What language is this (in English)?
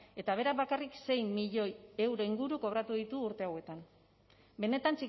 Basque